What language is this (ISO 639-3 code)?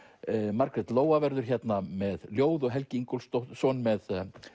isl